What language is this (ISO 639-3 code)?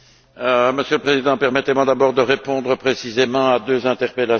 fra